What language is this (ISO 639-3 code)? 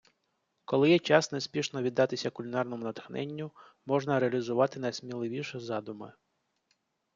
ukr